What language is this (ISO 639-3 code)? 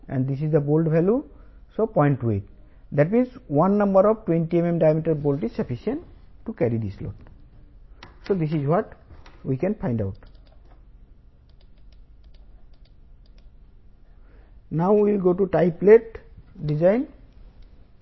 tel